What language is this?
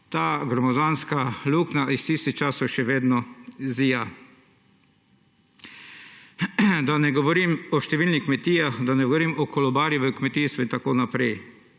Slovenian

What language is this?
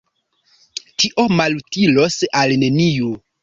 Esperanto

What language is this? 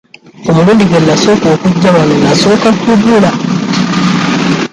Ganda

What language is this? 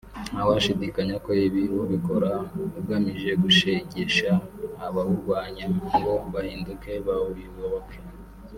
Kinyarwanda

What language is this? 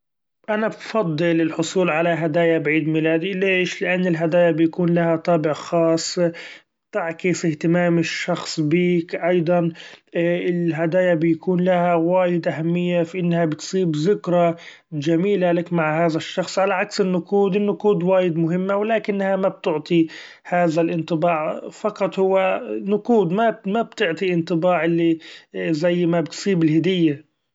Gulf Arabic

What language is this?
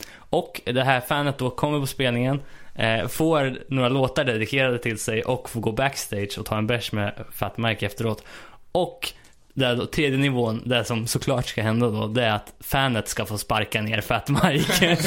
Swedish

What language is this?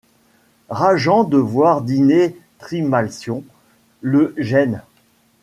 French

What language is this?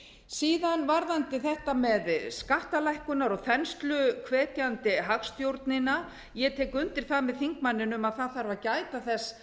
Icelandic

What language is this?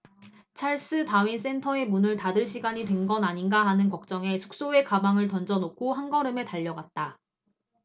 Korean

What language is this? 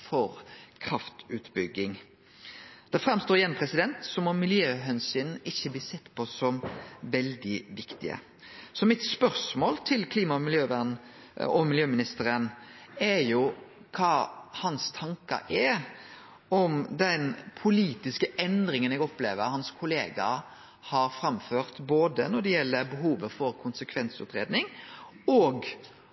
Norwegian Nynorsk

